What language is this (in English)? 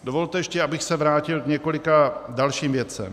Czech